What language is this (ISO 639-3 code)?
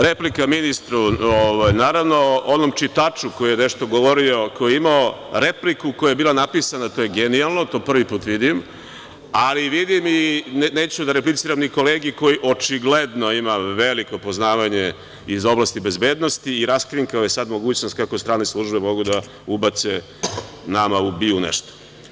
srp